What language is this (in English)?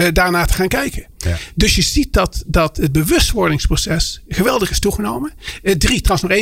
Dutch